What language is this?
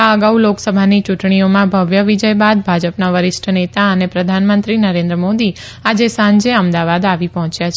Gujarati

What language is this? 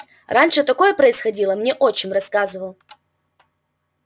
Russian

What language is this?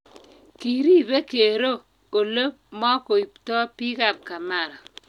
Kalenjin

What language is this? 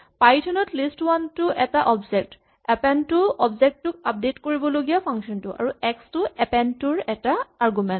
Assamese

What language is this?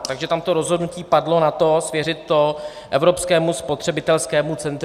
Czech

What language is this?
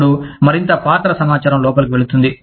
Telugu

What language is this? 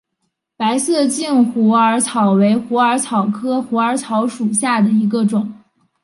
Chinese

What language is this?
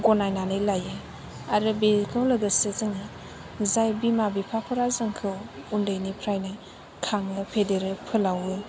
Bodo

